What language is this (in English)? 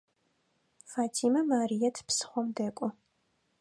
Adyghe